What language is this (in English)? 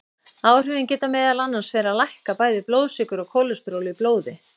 Icelandic